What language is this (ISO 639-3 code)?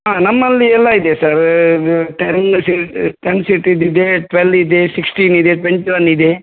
kan